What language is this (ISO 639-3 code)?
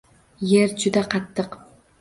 uzb